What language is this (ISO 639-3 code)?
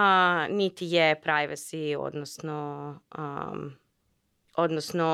hrv